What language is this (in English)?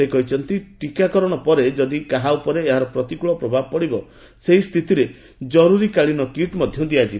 Odia